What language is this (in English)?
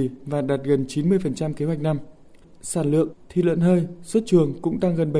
Vietnamese